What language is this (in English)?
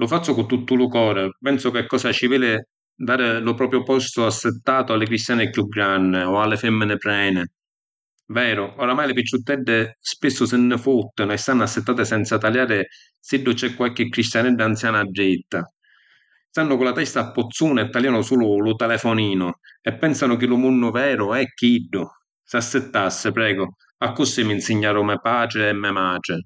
Sicilian